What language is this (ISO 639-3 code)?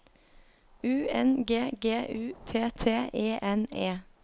nor